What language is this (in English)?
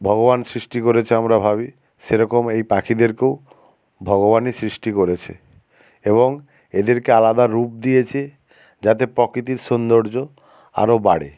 Bangla